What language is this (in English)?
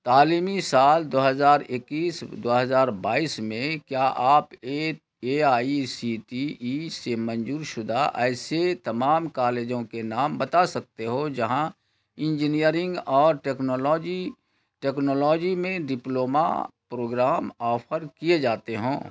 Urdu